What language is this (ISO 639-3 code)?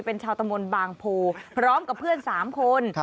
tha